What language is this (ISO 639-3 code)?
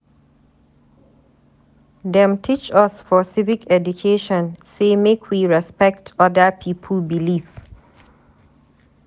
pcm